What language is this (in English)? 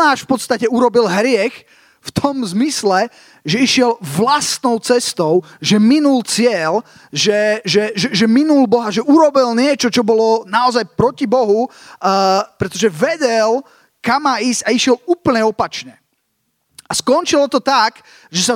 Slovak